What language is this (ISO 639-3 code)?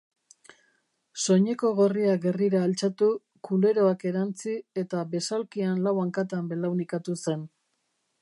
eus